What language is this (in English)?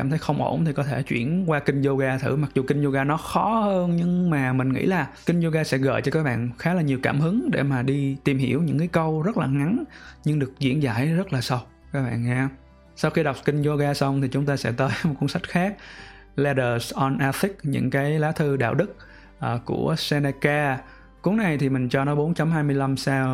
Vietnamese